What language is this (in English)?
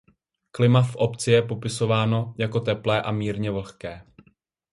Czech